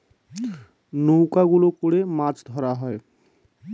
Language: Bangla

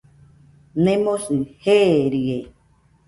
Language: Nüpode Huitoto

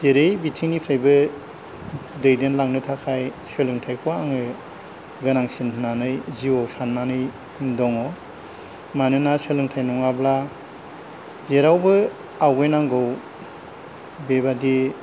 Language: Bodo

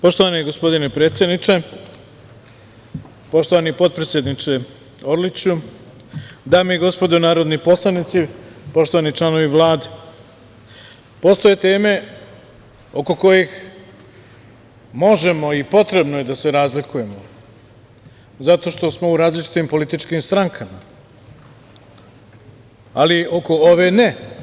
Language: Serbian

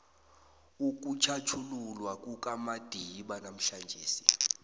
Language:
South Ndebele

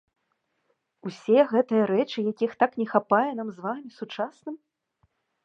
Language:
Belarusian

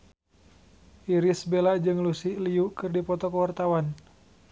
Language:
Sundanese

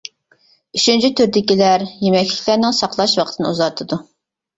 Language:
Uyghur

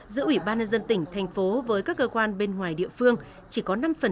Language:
Vietnamese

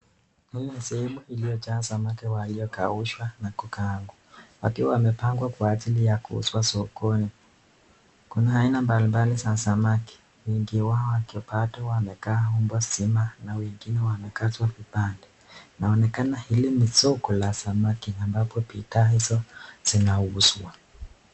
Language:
Swahili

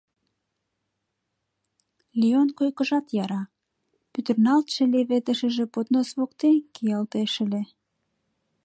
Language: Mari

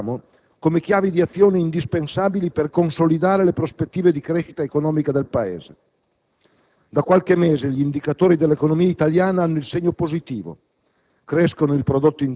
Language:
Italian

